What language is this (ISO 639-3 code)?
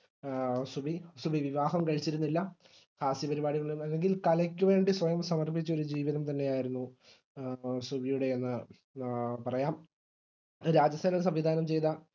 mal